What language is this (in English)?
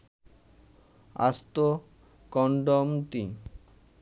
Bangla